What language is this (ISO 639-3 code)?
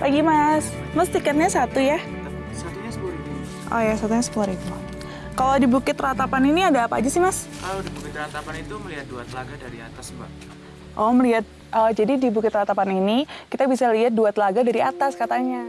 ind